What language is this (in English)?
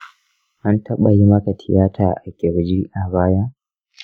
Hausa